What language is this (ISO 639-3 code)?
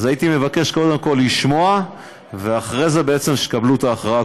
heb